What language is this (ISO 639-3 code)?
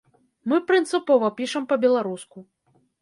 bel